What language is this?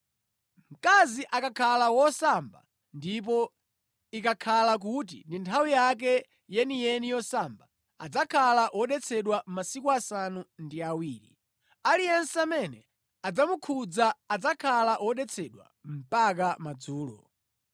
Nyanja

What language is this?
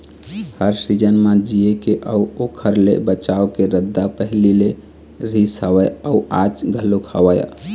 Chhattisgarhi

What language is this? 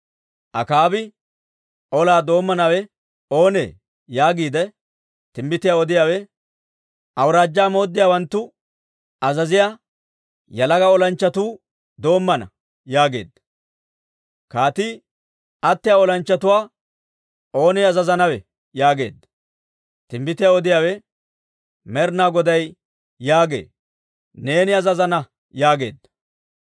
Dawro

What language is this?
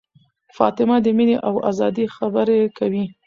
Pashto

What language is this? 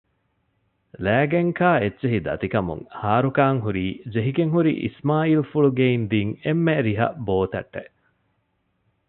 Divehi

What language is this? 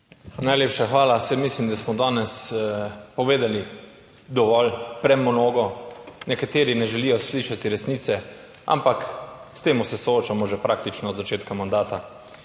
Slovenian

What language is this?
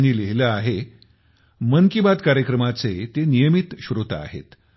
Marathi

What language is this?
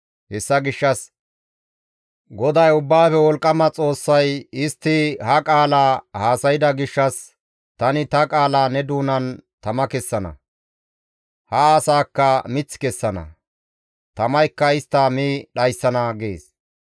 Gamo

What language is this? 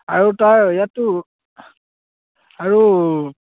Assamese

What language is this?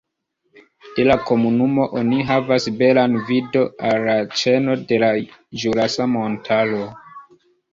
Esperanto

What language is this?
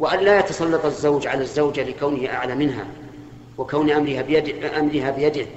Arabic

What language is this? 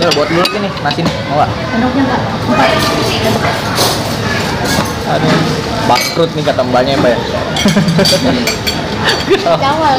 Indonesian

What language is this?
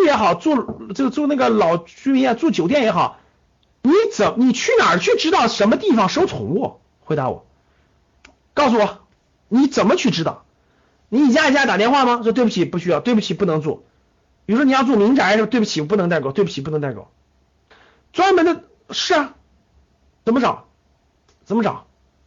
Chinese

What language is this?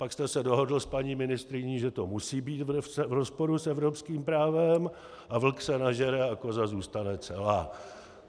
Czech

